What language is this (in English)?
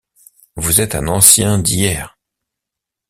French